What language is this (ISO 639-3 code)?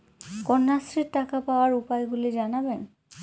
ben